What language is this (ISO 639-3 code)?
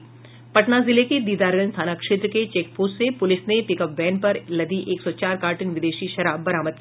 hin